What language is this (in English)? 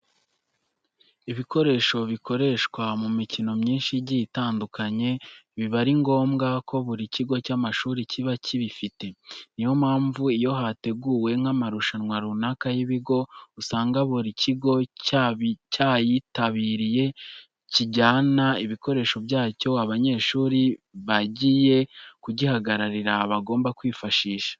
Kinyarwanda